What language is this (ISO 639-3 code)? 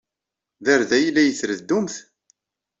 kab